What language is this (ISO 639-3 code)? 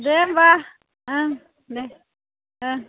brx